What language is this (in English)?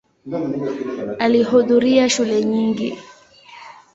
Swahili